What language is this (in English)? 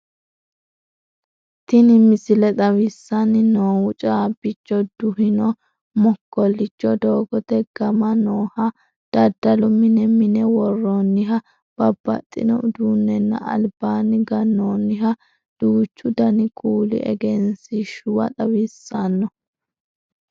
Sidamo